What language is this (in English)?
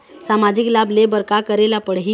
Chhattisgarhi